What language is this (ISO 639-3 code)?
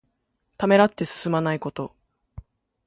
jpn